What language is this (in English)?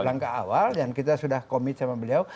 Indonesian